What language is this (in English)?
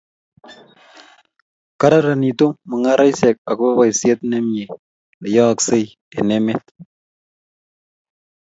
Kalenjin